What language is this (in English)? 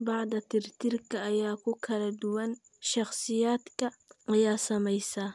Somali